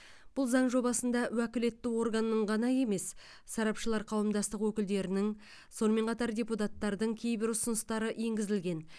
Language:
Kazakh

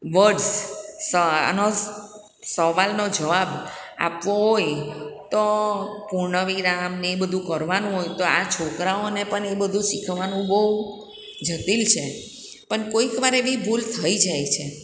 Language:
Gujarati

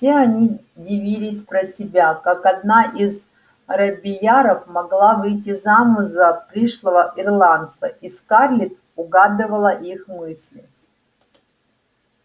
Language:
Russian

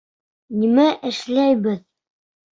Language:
Bashkir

